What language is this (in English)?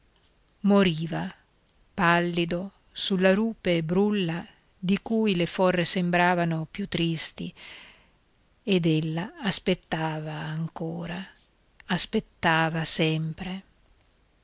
Italian